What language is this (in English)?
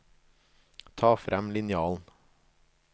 Norwegian